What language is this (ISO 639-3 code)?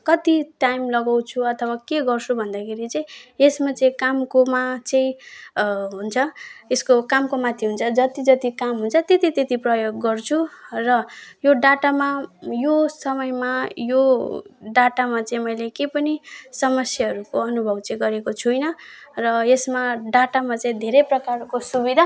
nep